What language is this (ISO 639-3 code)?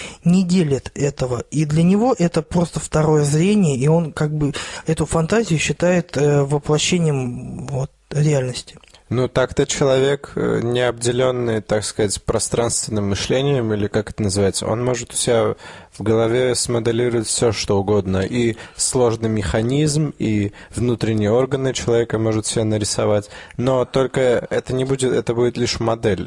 rus